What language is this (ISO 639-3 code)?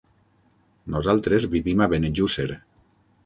cat